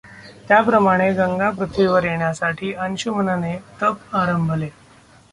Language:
Marathi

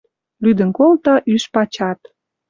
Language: Western Mari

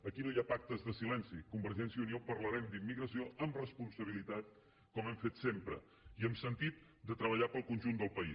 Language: Catalan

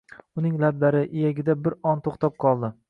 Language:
Uzbek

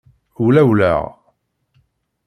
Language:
Kabyle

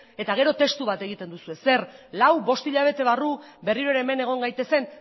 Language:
Basque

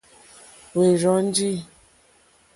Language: Mokpwe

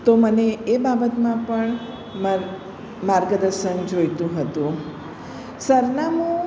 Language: Gujarati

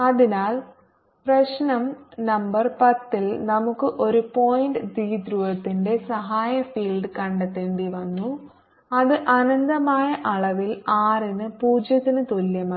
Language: Malayalam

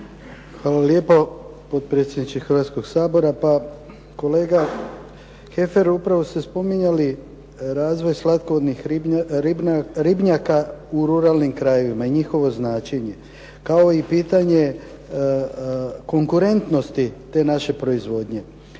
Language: Croatian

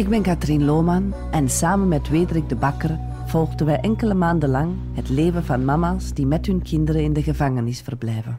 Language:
Dutch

